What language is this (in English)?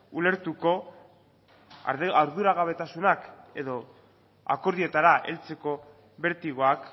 Basque